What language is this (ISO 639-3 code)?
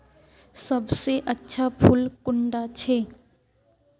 mag